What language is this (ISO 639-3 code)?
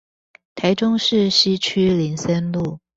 zho